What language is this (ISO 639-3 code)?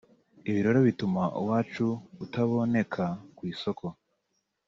kin